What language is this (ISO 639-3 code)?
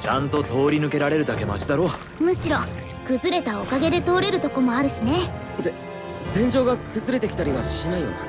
jpn